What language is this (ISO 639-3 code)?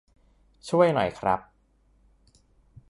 tha